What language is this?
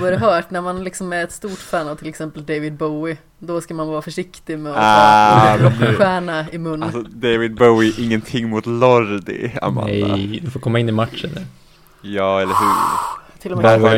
Swedish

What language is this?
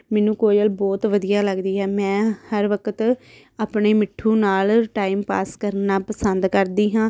Punjabi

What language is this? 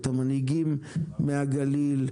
Hebrew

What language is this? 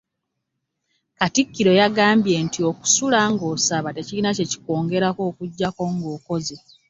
Ganda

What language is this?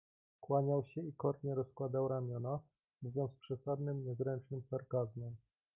Polish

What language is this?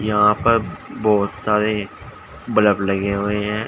Hindi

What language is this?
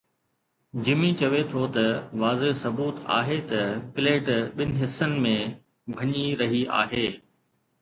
Sindhi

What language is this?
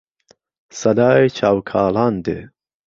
Central Kurdish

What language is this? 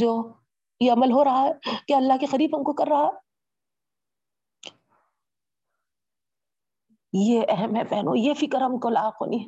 Urdu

